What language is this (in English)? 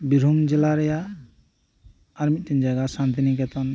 Santali